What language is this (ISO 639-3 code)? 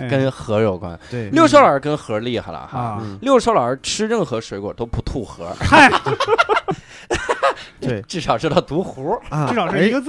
zho